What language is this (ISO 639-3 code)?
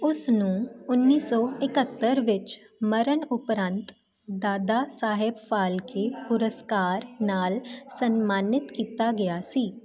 pan